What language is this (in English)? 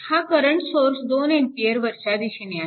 Marathi